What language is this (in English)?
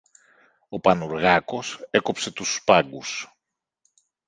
Greek